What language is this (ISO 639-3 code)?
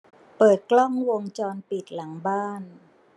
tha